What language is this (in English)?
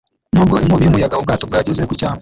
Kinyarwanda